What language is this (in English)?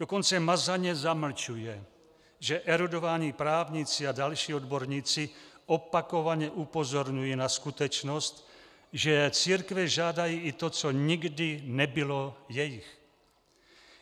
Czech